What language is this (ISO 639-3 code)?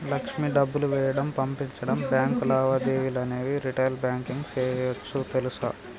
tel